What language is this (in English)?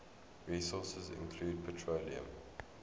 English